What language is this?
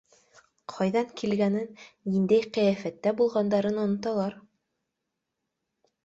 Bashkir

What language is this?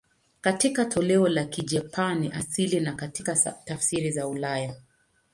Swahili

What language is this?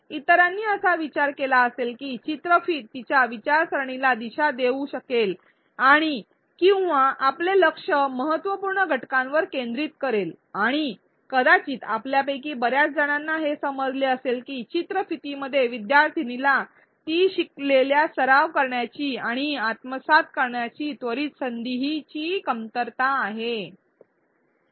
Marathi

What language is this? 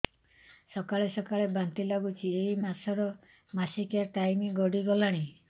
Odia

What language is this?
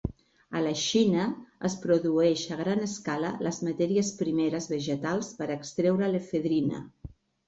Catalan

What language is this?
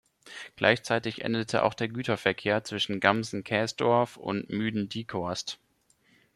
German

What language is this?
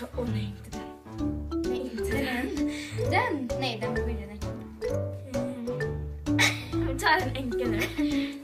Swedish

